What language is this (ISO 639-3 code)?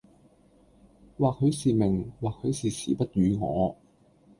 yue